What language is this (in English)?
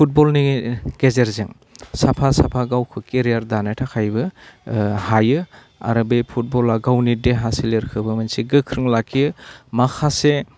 Bodo